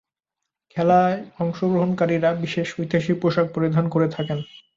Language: Bangla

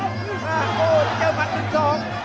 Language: Thai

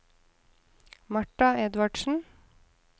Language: Norwegian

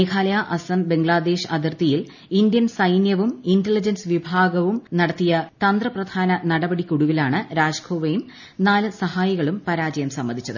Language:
Malayalam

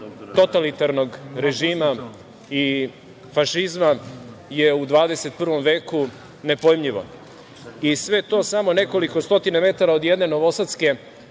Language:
Serbian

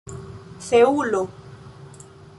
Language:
Esperanto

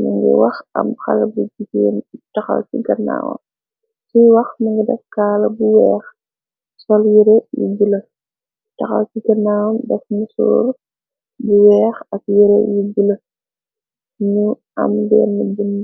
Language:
Wolof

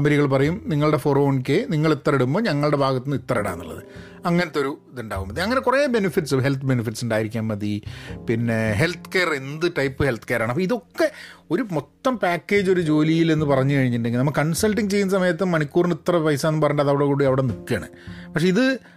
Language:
Malayalam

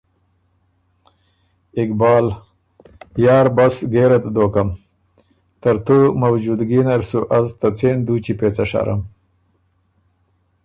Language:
Ormuri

